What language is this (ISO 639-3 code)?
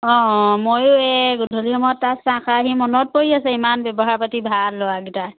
asm